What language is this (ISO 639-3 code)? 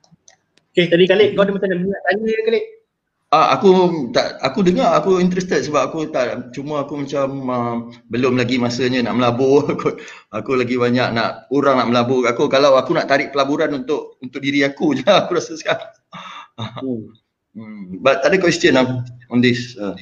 msa